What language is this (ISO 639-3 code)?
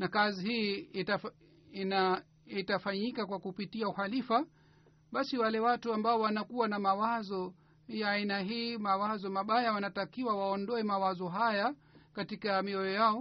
swa